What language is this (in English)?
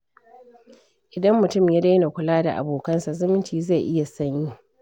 Hausa